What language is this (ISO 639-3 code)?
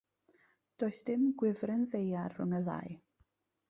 cym